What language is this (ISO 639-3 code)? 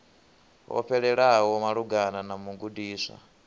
ven